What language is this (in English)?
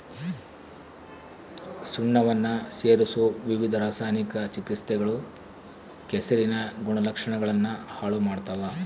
Kannada